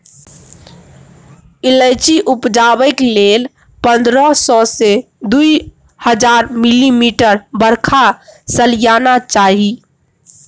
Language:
Maithili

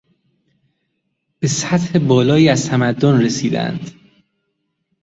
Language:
Persian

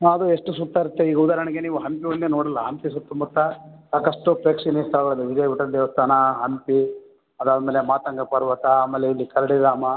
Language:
Kannada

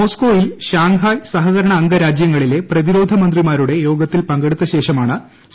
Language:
Malayalam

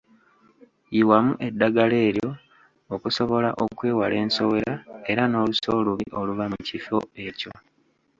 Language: Ganda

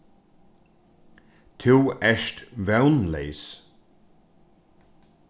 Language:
Faroese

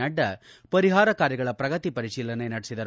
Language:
Kannada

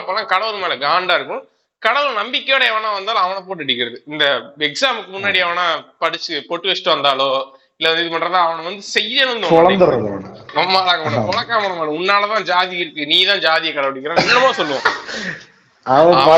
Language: Tamil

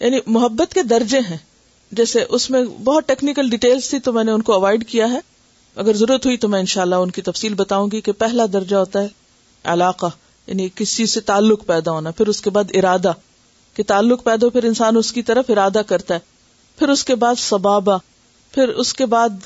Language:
Urdu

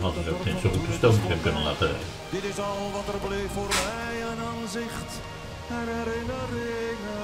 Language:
Dutch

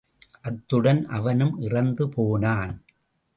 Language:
Tamil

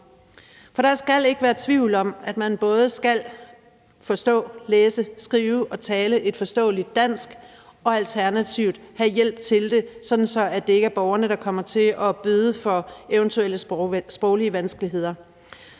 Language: Danish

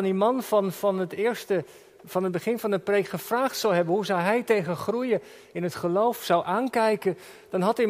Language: Dutch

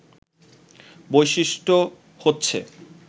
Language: Bangla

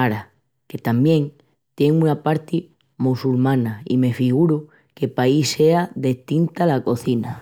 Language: Extremaduran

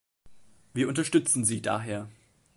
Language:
German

